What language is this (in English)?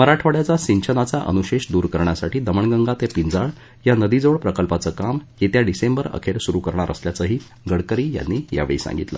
Marathi